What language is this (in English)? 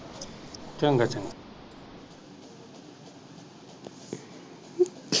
Punjabi